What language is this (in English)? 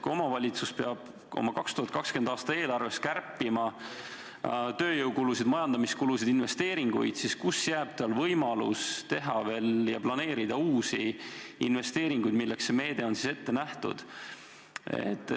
Estonian